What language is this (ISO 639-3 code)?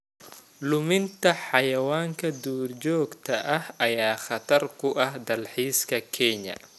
som